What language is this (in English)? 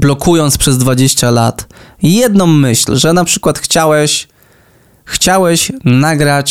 Polish